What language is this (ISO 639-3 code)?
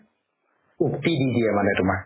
asm